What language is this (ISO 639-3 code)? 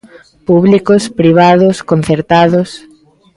glg